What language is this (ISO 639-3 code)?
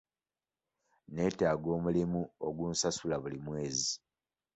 lug